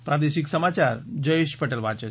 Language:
Gujarati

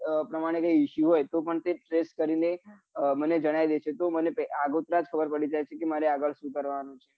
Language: Gujarati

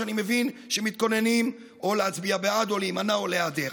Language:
Hebrew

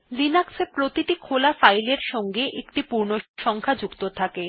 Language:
Bangla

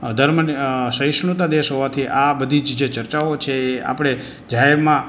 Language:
Gujarati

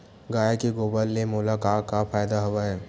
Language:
Chhattisgarhi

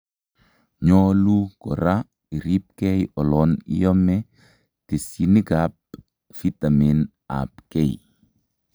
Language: Kalenjin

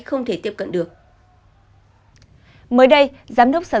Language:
Vietnamese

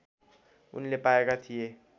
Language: Nepali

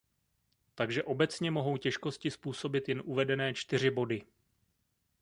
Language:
Czech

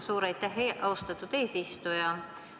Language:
Estonian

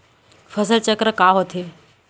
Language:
Chhattisgarhi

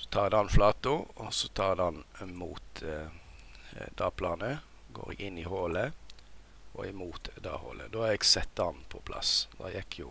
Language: Norwegian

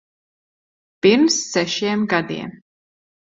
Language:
Latvian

